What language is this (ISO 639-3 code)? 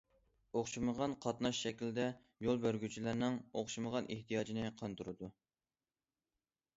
uig